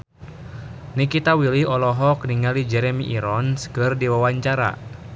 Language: Sundanese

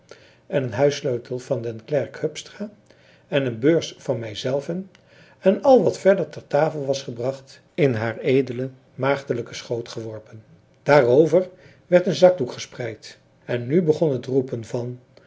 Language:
Dutch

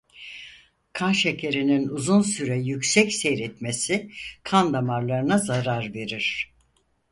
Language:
Turkish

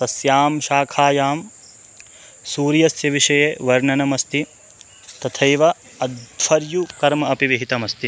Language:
Sanskrit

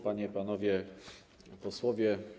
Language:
Polish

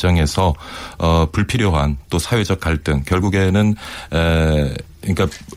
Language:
Korean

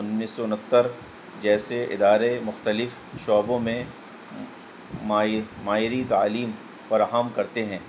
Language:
Urdu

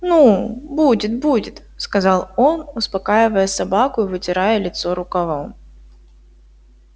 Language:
Russian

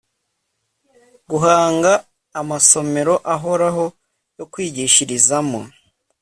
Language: Kinyarwanda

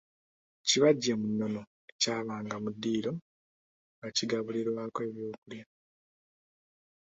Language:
Ganda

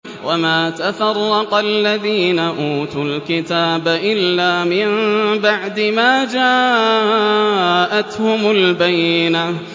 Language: Arabic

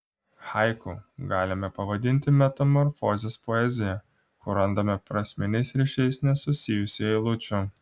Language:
Lithuanian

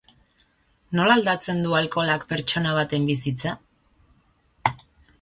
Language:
Basque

